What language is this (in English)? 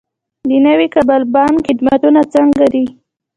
Pashto